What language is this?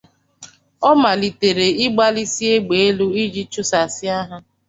Igbo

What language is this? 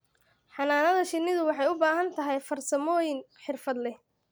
Somali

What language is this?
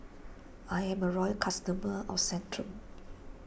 English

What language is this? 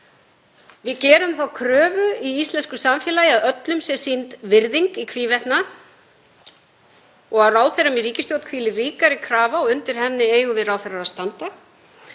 Icelandic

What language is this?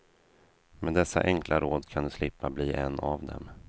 Swedish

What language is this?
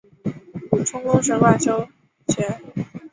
Chinese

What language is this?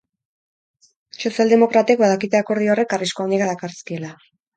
Basque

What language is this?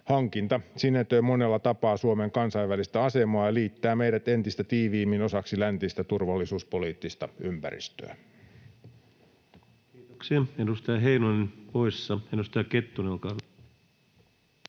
Finnish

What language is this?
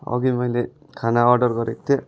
Nepali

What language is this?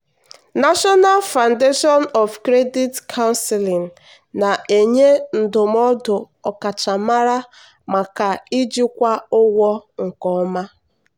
Igbo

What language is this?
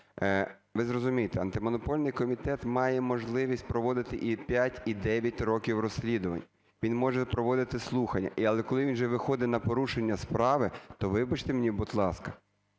Ukrainian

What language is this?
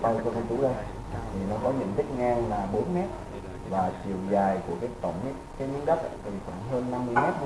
Vietnamese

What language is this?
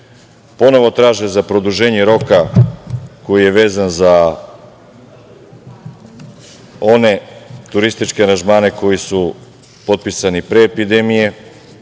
Serbian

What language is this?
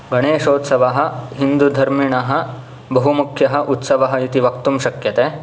Sanskrit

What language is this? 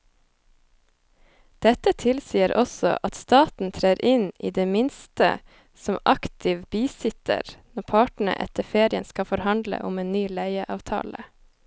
Norwegian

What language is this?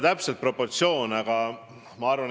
Estonian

